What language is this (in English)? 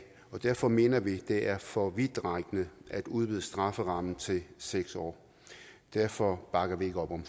Danish